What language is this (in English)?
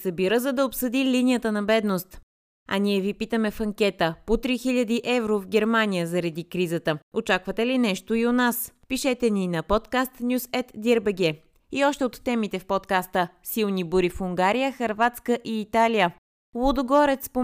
Bulgarian